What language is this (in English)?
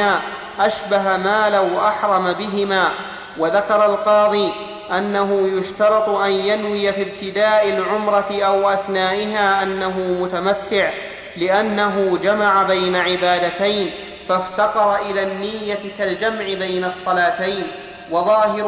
Arabic